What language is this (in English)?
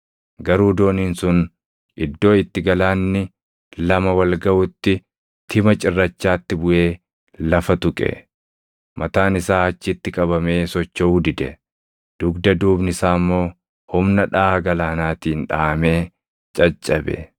Oromo